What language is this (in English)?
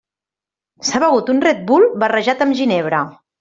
Catalan